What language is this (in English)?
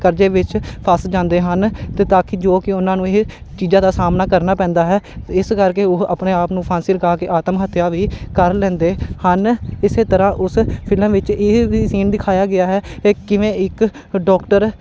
Punjabi